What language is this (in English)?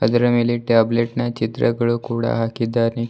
Kannada